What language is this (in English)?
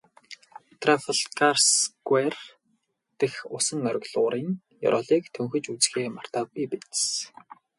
Mongolian